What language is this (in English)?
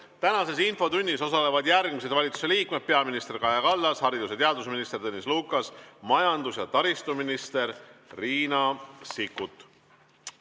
Estonian